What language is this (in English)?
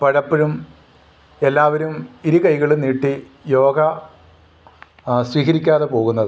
Malayalam